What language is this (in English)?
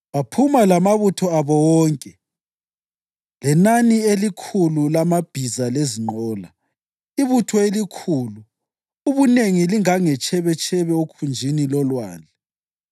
North Ndebele